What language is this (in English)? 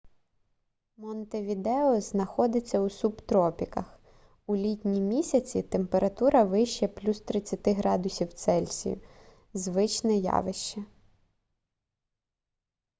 Ukrainian